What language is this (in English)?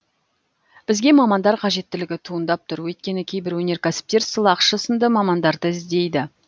Kazakh